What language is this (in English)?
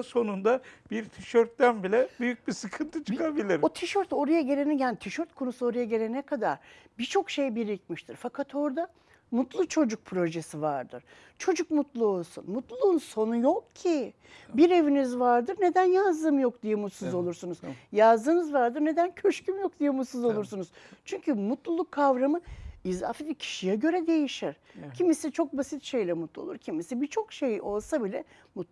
Turkish